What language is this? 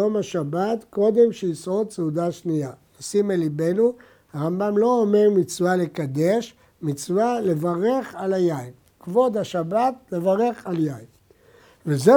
Hebrew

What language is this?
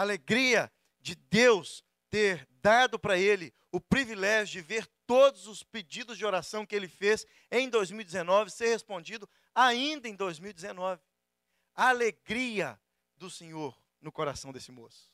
Portuguese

